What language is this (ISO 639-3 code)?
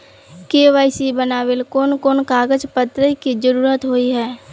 mag